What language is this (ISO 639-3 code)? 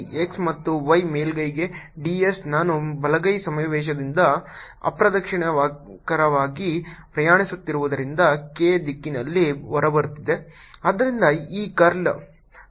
kan